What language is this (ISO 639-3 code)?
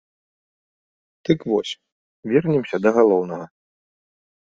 bel